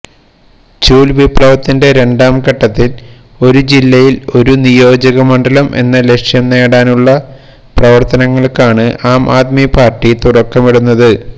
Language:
Malayalam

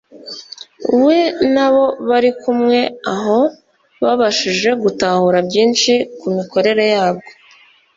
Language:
Kinyarwanda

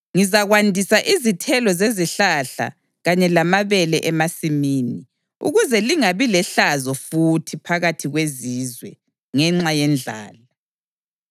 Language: North Ndebele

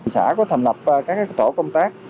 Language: Vietnamese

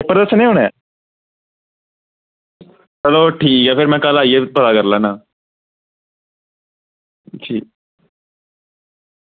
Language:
Dogri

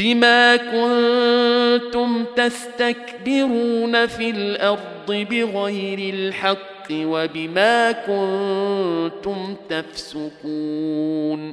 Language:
Arabic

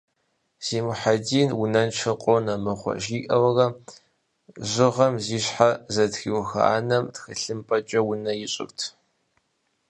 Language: Kabardian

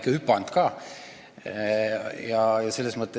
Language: Estonian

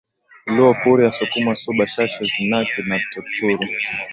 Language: Swahili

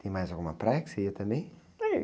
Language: Portuguese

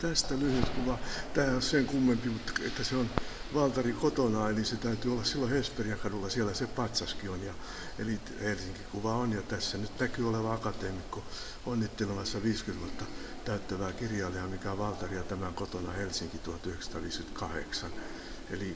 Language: Finnish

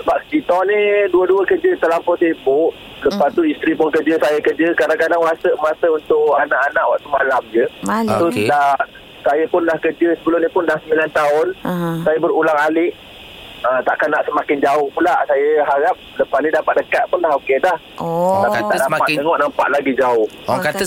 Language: Malay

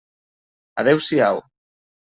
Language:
Catalan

